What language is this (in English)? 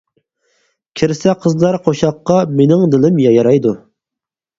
Uyghur